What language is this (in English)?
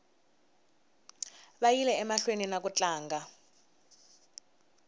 Tsonga